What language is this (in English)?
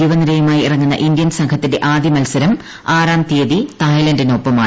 Malayalam